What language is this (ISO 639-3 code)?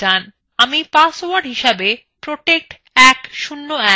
ben